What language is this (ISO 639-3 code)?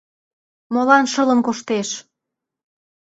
chm